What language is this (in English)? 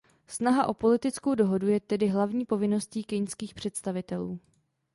Czech